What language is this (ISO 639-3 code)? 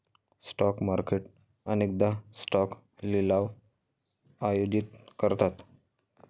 mar